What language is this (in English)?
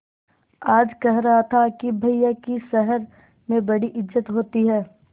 Hindi